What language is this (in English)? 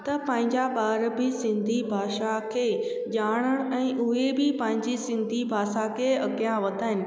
Sindhi